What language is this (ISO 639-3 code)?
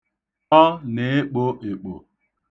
ibo